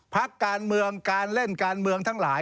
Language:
Thai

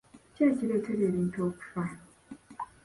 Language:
Ganda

